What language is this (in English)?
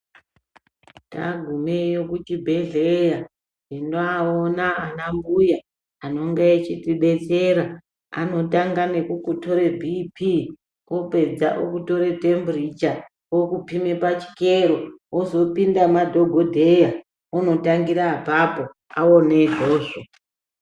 Ndau